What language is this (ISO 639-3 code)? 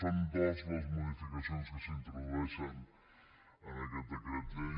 cat